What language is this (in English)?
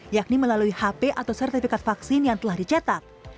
Indonesian